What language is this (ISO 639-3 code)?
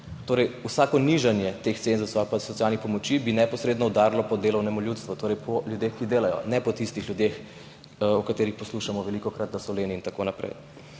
slv